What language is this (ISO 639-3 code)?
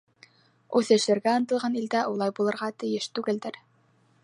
bak